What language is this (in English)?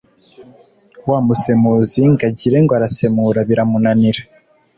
Kinyarwanda